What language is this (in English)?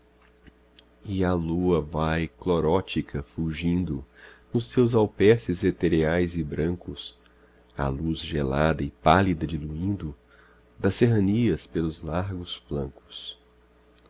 Portuguese